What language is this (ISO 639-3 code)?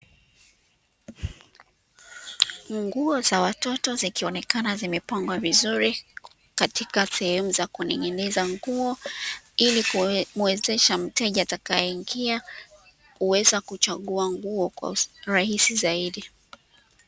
swa